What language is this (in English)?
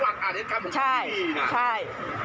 Thai